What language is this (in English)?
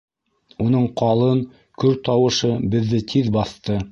Bashkir